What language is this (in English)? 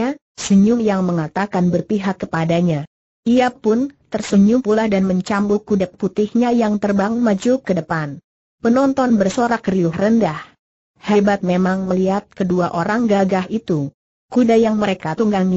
Indonesian